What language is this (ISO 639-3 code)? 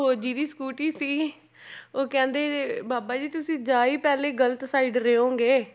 pan